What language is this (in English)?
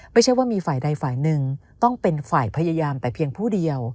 Thai